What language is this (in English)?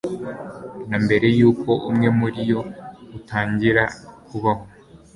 Kinyarwanda